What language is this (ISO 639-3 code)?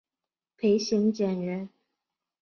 zho